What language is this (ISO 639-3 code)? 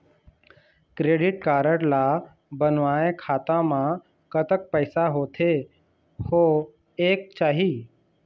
hne